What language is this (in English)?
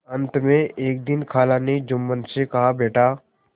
Hindi